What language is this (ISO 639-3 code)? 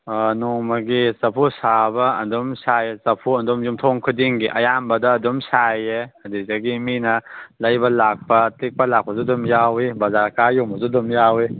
mni